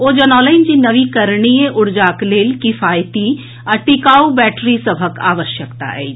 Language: Maithili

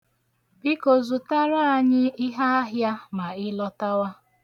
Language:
Igbo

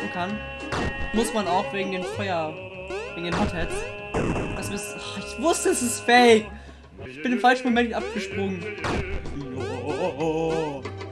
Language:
German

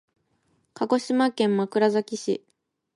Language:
Japanese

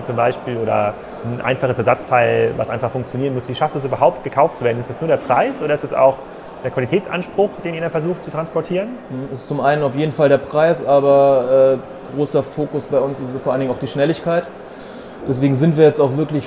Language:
German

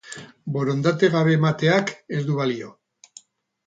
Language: Basque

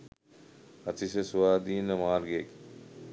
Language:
Sinhala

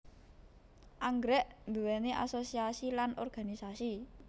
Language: Javanese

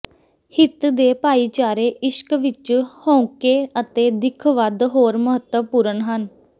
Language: Punjabi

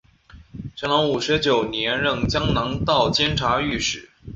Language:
Chinese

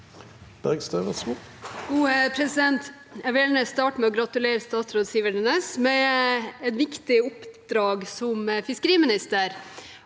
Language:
Norwegian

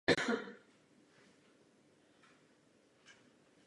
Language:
Czech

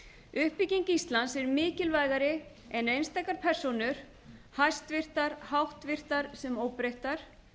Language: Icelandic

